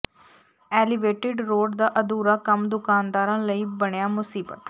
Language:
Punjabi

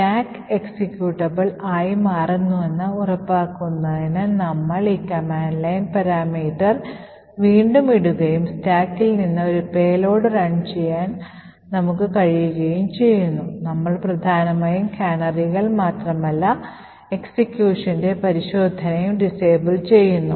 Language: Malayalam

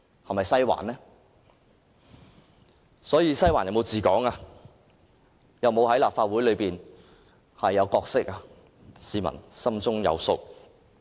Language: Cantonese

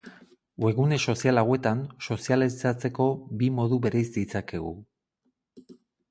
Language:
Basque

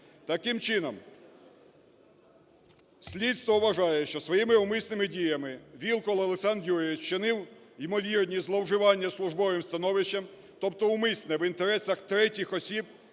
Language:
Ukrainian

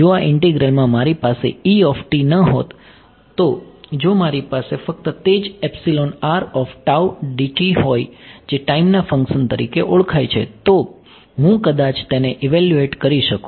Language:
Gujarati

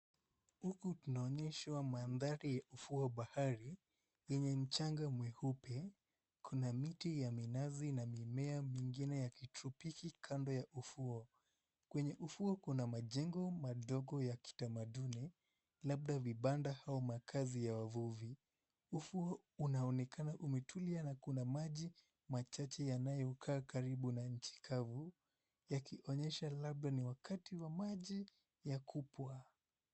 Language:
Swahili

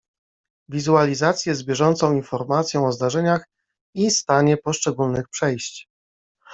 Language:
Polish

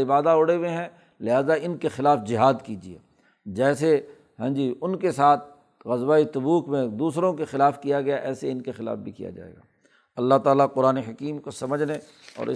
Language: Urdu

